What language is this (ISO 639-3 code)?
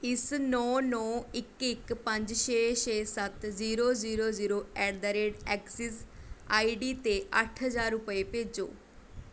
pan